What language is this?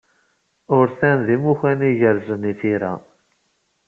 Kabyle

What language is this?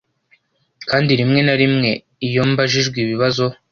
Kinyarwanda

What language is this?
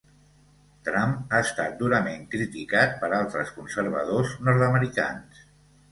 Catalan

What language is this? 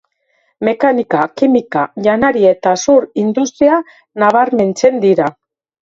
Basque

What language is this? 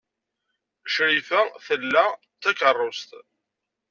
Kabyle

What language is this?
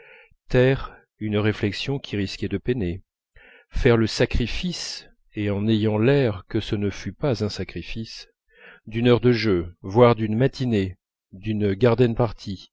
French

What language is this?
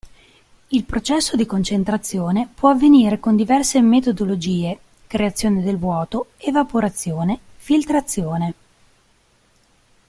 Italian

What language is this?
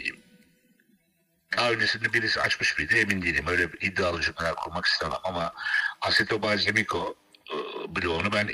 Turkish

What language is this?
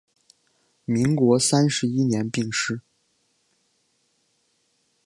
Chinese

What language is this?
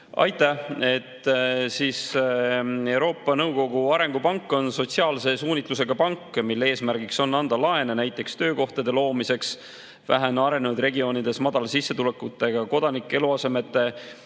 Estonian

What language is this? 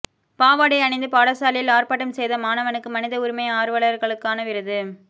Tamil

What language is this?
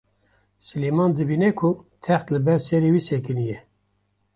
Kurdish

